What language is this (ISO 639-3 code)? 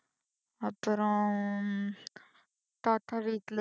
tam